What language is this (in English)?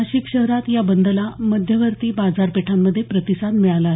Marathi